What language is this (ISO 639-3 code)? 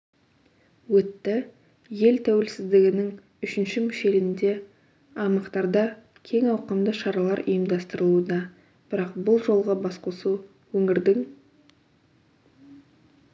kaz